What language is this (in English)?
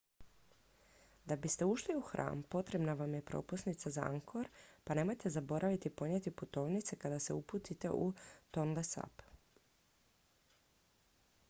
Croatian